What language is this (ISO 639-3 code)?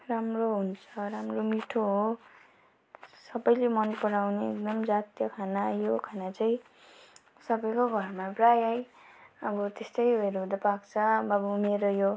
nep